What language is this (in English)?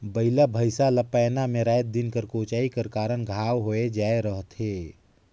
Chhattisgarhi